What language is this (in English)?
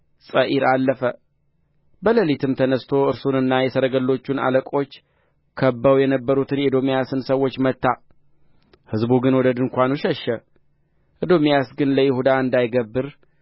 Amharic